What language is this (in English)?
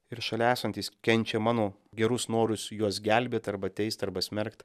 Lithuanian